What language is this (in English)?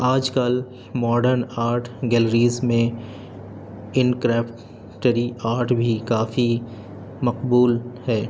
Urdu